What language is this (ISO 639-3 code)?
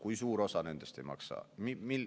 est